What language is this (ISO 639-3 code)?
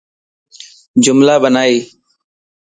lss